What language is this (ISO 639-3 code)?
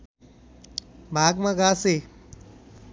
nep